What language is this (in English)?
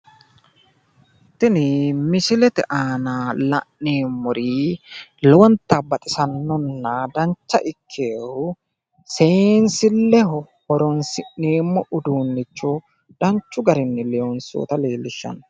Sidamo